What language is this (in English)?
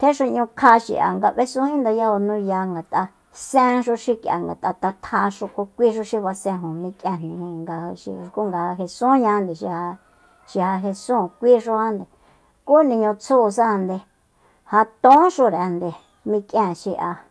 Soyaltepec Mazatec